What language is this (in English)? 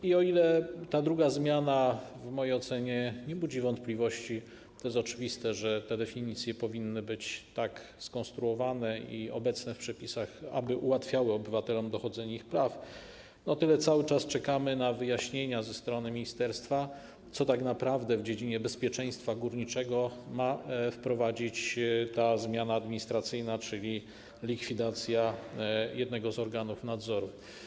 Polish